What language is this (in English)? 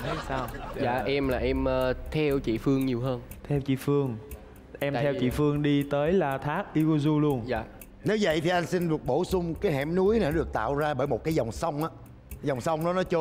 Vietnamese